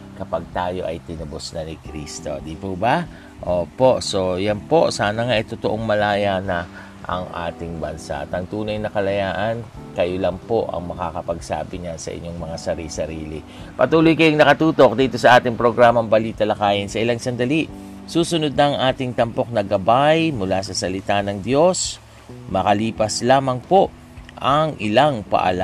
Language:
Filipino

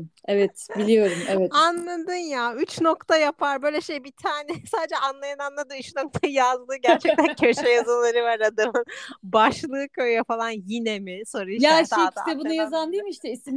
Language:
Turkish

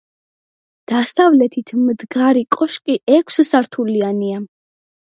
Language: Georgian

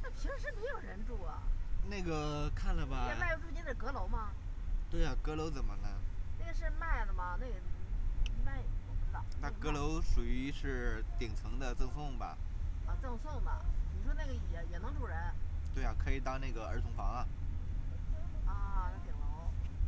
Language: Chinese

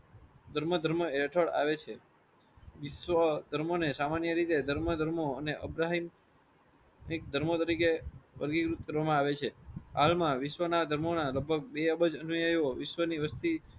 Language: Gujarati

